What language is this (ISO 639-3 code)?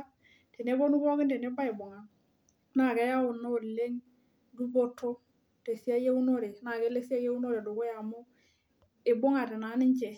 mas